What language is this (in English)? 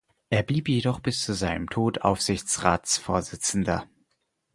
German